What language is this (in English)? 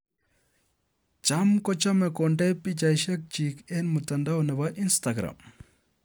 Kalenjin